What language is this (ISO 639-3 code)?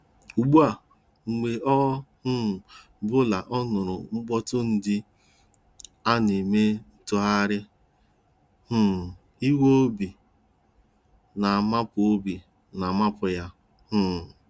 ibo